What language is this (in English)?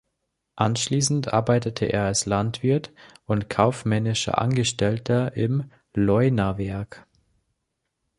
German